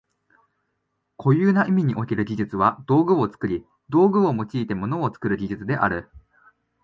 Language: Japanese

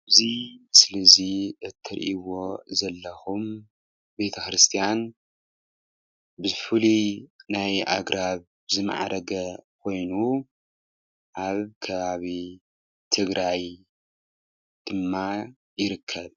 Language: Tigrinya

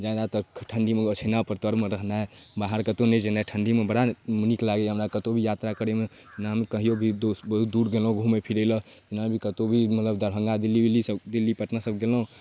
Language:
Maithili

